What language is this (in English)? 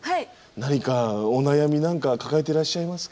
Japanese